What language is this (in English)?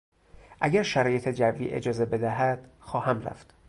Persian